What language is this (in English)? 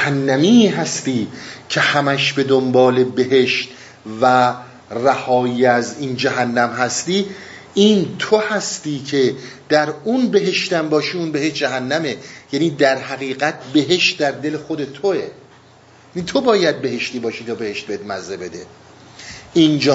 Persian